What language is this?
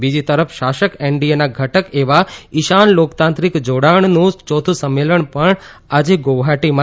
Gujarati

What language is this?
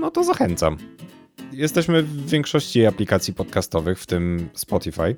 Polish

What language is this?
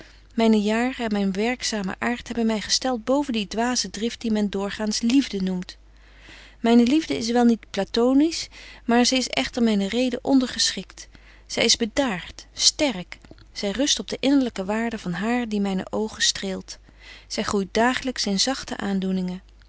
Dutch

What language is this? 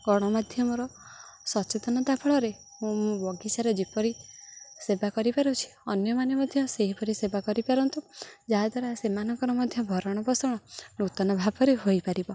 Odia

